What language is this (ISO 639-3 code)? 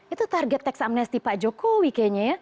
ind